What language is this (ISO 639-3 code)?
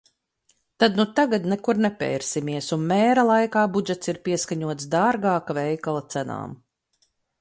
lav